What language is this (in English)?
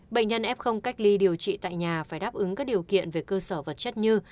Vietnamese